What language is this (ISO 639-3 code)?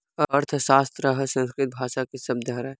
hne